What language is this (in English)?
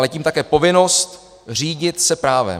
Czech